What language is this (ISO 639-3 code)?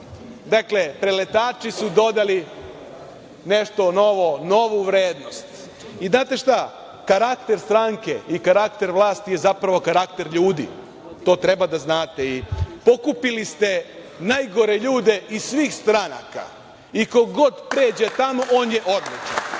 srp